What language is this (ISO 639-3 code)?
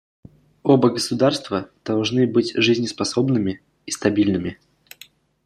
rus